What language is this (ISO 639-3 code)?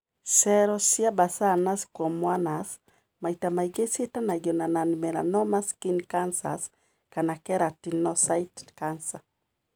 kik